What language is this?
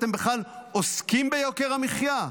Hebrew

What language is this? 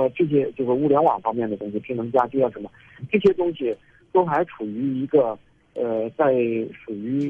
Chinese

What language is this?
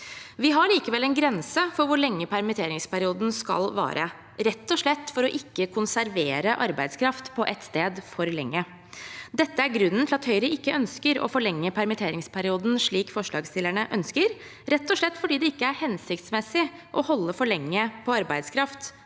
Norwegian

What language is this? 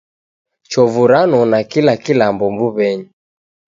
Taita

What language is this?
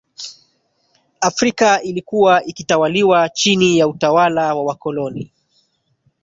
Swahili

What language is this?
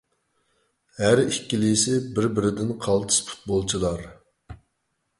Uyghur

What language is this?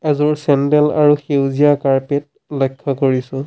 Assamese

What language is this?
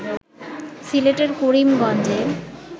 Bangla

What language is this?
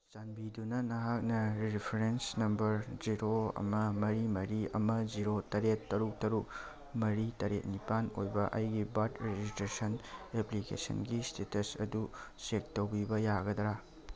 Manipuri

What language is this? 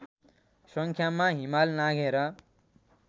Nepali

